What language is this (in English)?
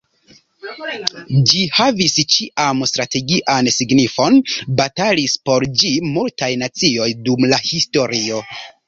Esperanto